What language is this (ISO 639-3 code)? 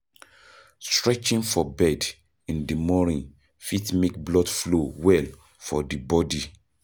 pcm